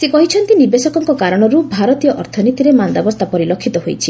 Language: Odia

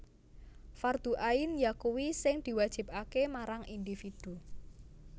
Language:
Javanese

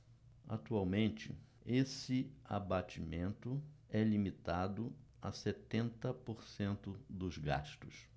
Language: Portuguese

